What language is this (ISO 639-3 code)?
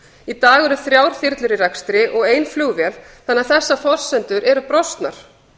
isl